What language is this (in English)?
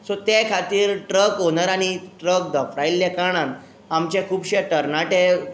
Konkani